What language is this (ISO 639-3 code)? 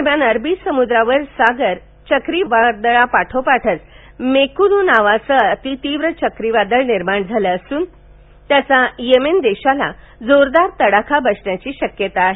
mar